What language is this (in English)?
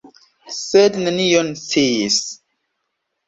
Esperanto